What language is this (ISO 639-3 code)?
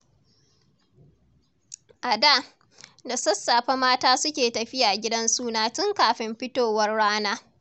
hau